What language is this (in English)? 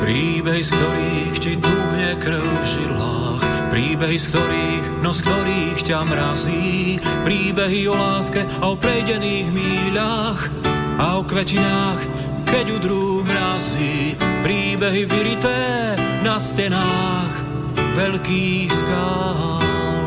Slovak